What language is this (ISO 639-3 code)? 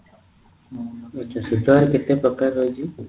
ori